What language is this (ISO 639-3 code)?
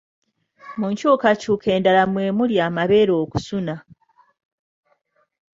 lug